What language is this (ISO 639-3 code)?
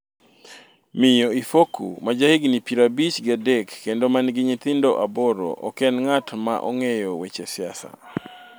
luo